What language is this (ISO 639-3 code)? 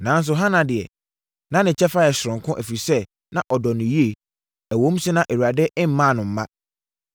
aka